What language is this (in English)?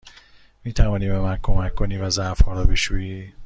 Persian